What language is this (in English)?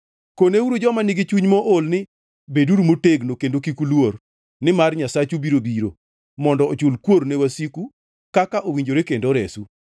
Luo (Kenya and Tanzania)